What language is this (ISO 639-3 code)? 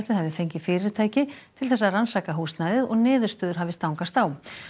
isl